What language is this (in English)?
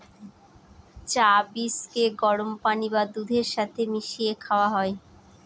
Bangla